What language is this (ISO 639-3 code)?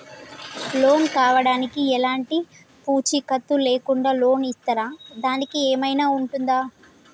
tel